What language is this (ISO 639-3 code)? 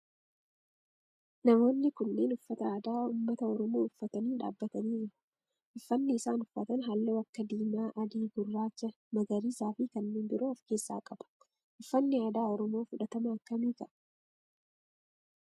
orm